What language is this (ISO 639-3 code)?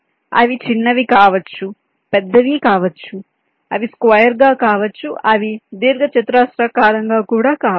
tel